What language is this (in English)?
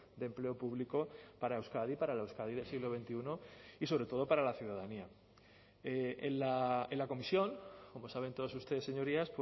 Spanish